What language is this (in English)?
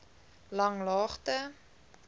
Afrikaans